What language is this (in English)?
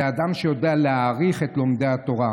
Hebrew